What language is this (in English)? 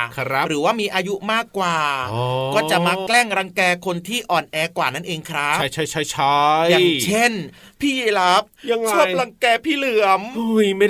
Thai